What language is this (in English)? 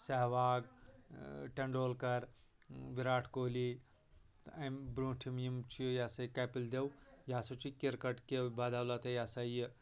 Kashmiri